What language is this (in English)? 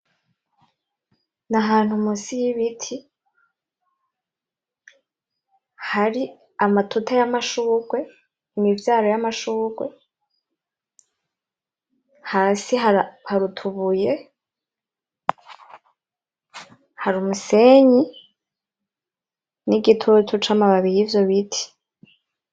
Rundi